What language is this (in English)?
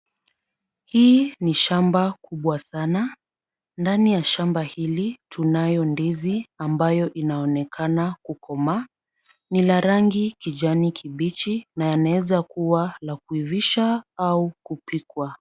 Swahili